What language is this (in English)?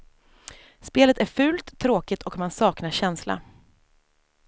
Swedish